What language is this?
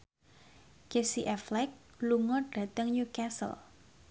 Javanese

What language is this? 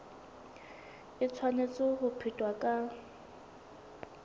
Southern Sotho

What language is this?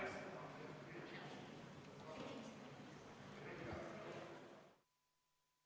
Estonian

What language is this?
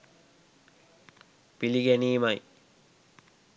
Sinhala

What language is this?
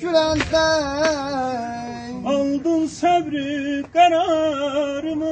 Turkish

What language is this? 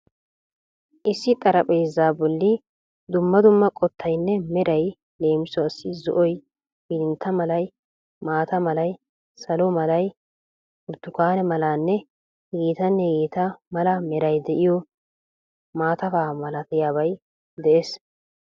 Wolaytta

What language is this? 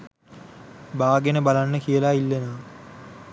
Sinhala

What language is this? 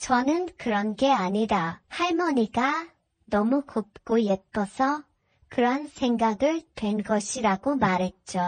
Korean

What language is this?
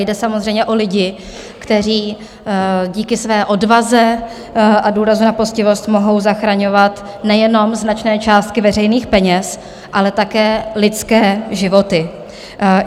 Czech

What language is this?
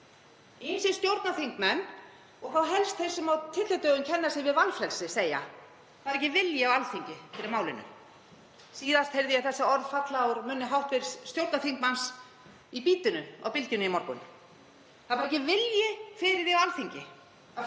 Icelandic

